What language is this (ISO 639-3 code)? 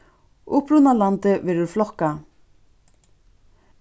fao